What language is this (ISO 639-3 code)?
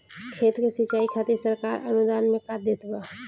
bho